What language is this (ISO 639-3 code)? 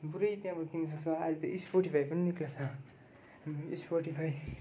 nep